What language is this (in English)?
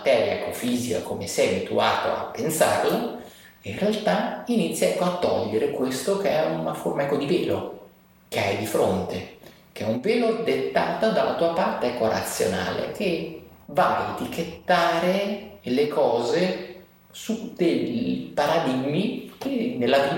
Italian